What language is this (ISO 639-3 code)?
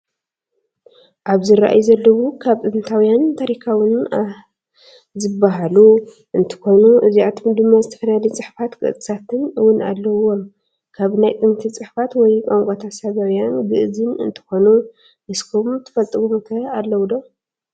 tir